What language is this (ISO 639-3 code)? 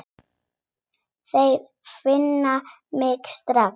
isl